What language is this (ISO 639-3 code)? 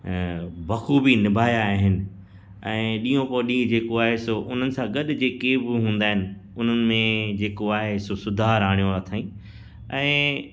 snd